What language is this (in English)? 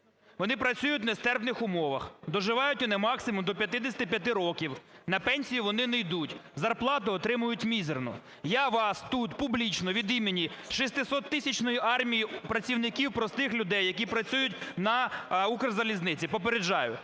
Ukrainian